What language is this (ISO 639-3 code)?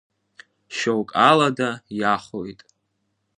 abk